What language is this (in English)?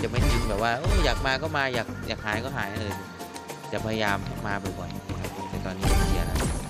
Thai